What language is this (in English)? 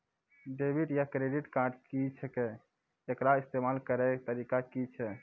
Maithili